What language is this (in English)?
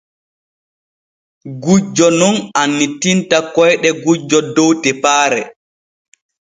Borgu Fulfulde